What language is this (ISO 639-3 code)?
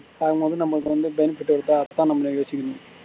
tam